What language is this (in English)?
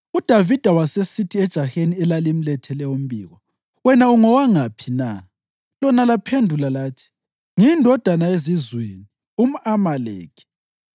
North Ndebele